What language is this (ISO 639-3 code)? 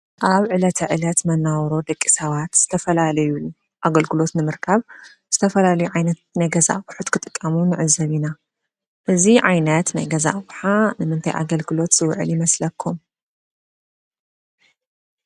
tir